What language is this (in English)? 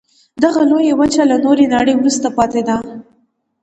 Pashto